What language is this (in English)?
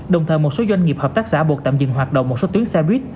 Vietnamese